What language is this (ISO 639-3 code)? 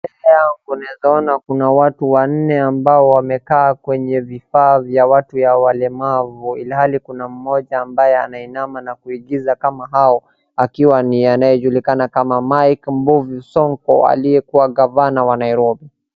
swa